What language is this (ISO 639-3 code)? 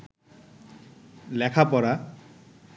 ben